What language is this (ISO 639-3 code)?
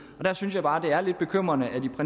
dan